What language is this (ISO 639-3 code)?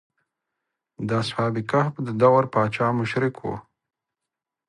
pus